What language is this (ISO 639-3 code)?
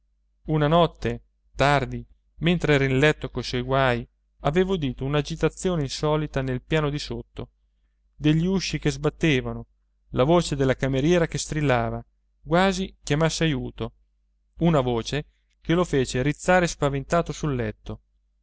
ita